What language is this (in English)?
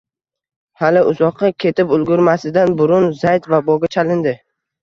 Uzbek